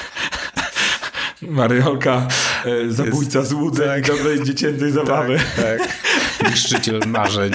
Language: Polish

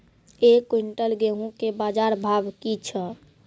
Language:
Maithili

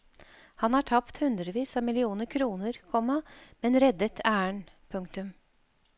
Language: Norwegian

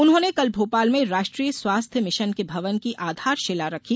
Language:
Hindi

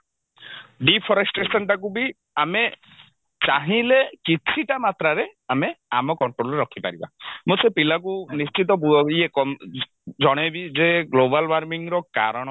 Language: Odia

